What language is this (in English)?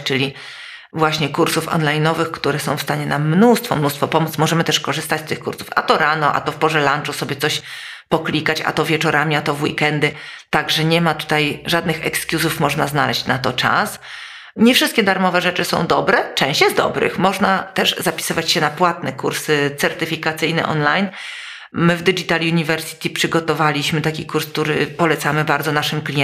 Polish